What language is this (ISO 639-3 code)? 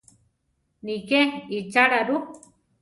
tar